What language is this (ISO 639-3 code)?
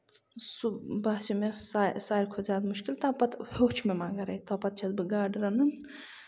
kas